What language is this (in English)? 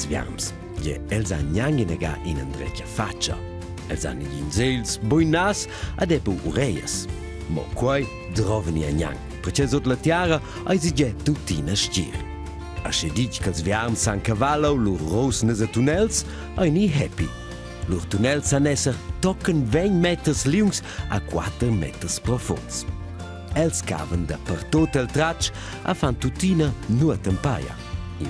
Romanian